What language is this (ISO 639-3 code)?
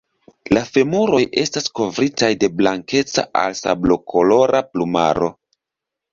epo